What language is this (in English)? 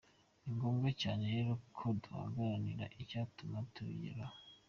Kinyarwanda